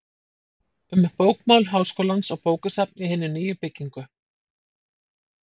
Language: Icelandic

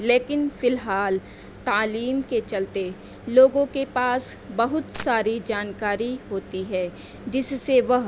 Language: Urdu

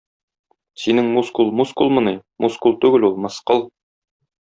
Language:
Tatar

